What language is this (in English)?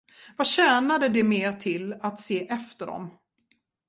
Swedish